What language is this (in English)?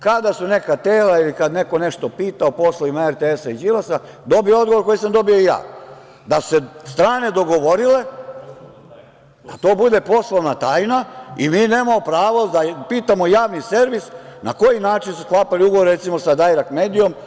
Serbian